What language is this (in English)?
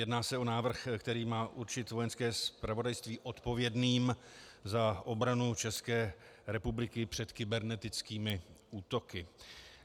Czech